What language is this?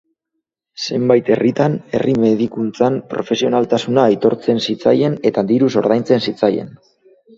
Basque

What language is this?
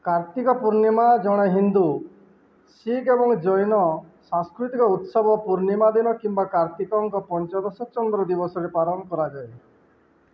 Odia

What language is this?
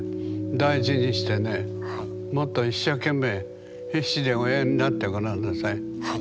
Japanese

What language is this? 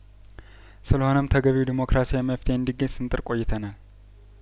Amharic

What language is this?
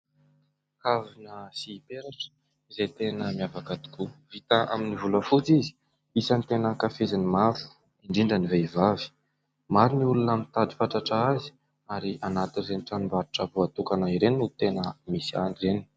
Malagasy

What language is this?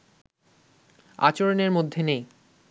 Bangla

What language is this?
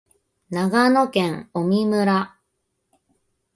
Japanese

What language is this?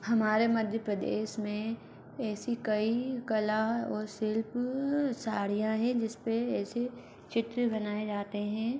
Hindi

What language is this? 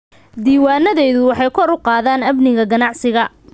Somali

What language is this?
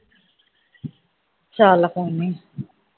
Punjabi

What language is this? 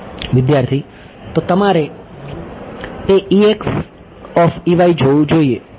Gujarati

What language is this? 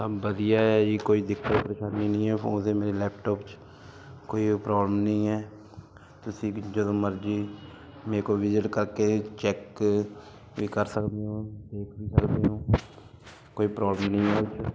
Punjabi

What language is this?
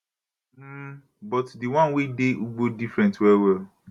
Nigerian Pidgin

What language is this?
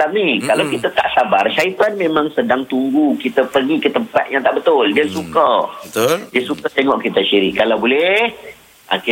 Malay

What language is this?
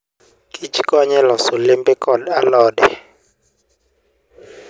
Luo (Kenya and Tanzania)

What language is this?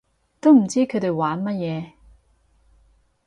Cantonese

